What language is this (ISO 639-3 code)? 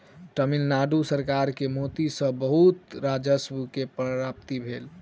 mai